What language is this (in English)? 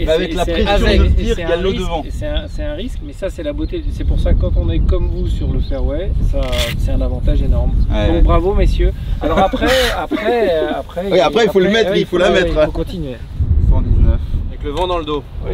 French